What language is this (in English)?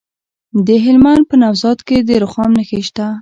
Pashto